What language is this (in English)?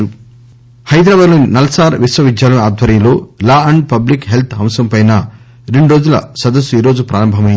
Telugu